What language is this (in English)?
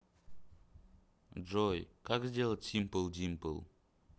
Russian